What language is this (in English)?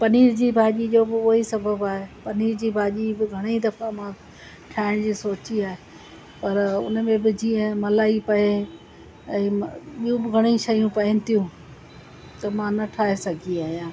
Sindhi